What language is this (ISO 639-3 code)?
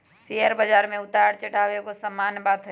mag